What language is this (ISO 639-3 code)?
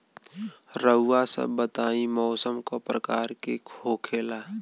bho